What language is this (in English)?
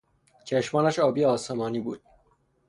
Persian